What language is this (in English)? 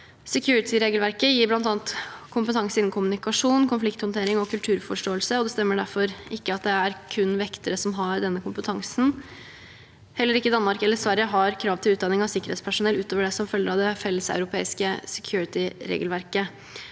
Norwegian